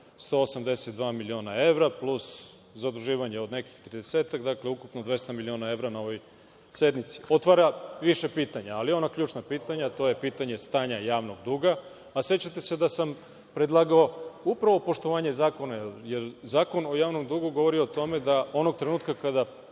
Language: Serbian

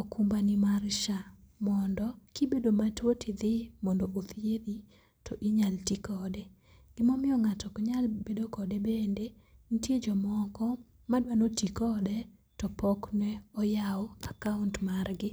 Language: Luo (Kenya and Tanzania)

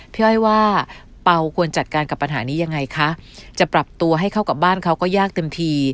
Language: Thai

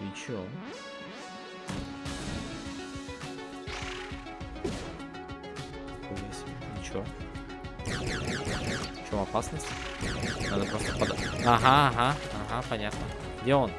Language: Russian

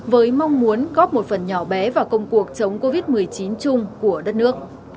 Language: Vietnamese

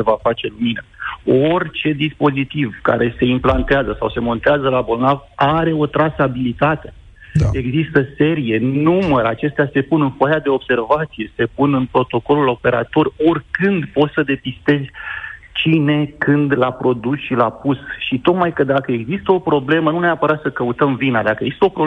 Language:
Romanian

